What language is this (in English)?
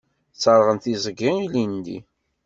Kabyle